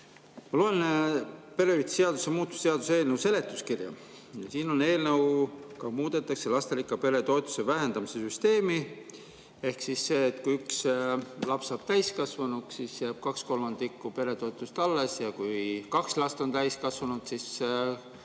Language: Estonian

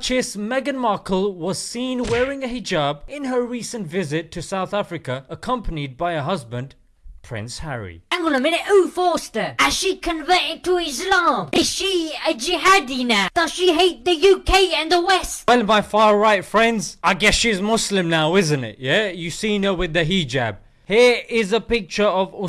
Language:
English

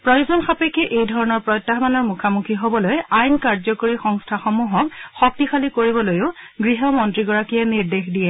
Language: Assamese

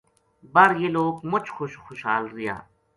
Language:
Gujari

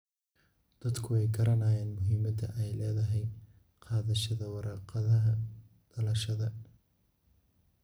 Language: Somali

